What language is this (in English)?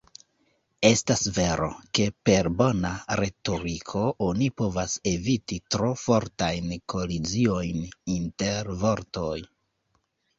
Esperanto